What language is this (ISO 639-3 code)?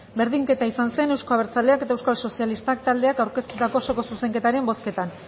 eus